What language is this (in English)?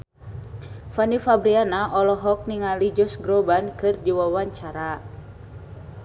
Sundanese